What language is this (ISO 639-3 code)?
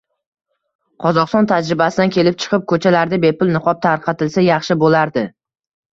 uzb